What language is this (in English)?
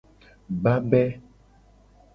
Gen